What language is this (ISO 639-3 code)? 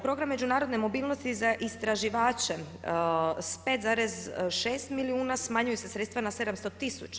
hrv